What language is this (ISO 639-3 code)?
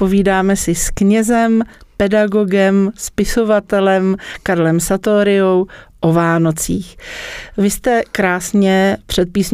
ces